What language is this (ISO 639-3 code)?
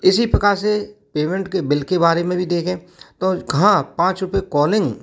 hin